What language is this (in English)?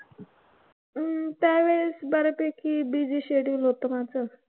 Marathi